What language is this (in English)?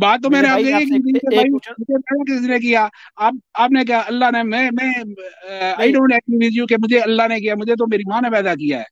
Hindi